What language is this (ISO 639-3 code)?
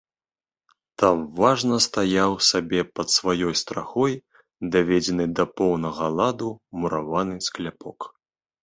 bel